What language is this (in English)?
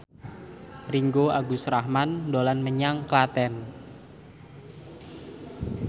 Javanese